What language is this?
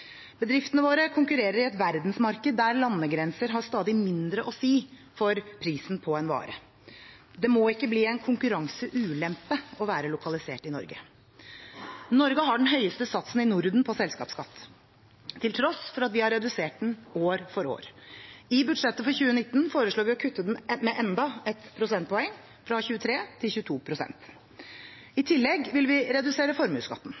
Norwegian Bokmål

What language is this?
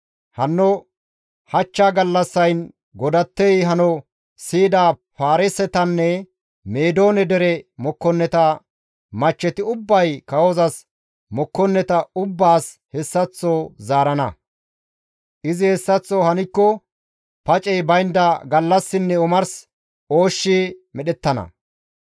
Gamo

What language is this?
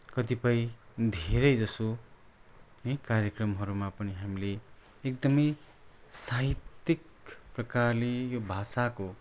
Nepali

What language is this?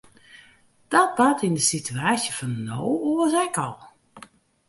Western Frisian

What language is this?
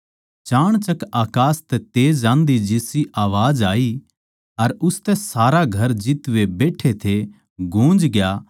Haryanvi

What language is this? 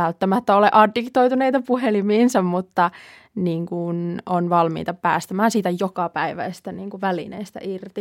Finnish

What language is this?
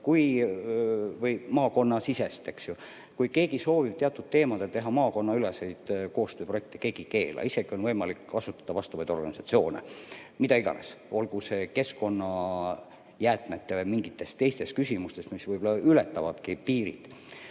Estonian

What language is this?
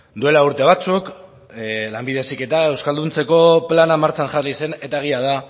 Basque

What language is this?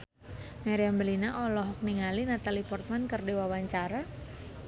Sundanese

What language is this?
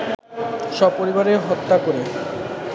Bangla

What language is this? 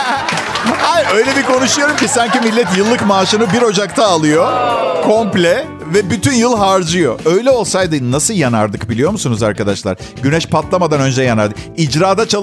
Turkish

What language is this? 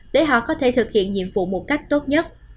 Vietnamese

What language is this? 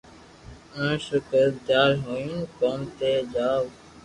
Loarki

